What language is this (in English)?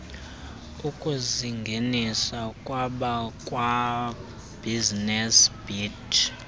Xhosa